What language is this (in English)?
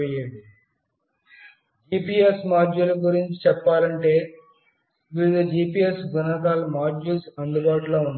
Telugu